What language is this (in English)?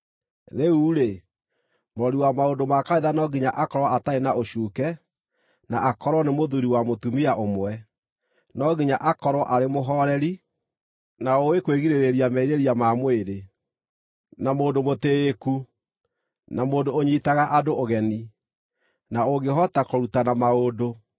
Kikuyu